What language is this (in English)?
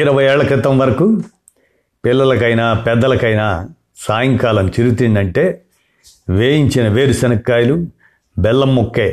Telugu